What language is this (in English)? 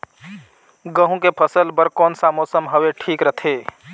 Chhattisgarhi